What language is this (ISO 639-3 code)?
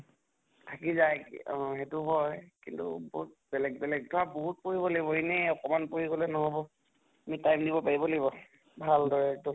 asm